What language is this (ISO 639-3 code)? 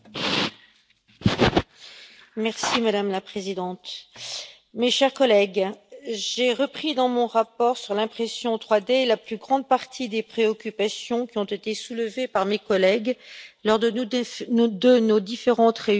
fra